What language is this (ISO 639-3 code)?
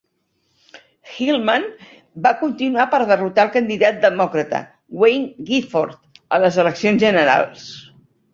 cat